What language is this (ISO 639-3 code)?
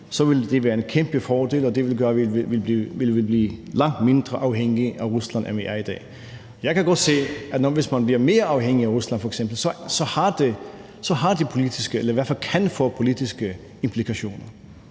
dan